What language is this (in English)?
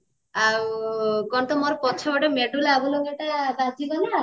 Odia